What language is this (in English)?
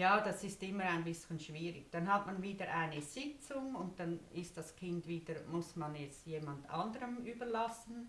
German